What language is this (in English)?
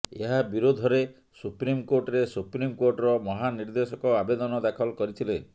Odia